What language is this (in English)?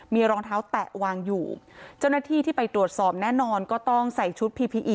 Thai